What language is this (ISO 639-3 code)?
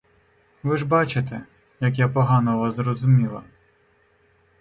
ukr